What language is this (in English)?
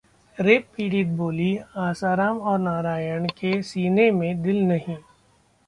Hindi